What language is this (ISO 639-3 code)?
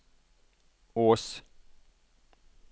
nor